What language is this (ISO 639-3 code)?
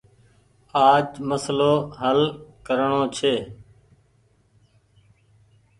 gig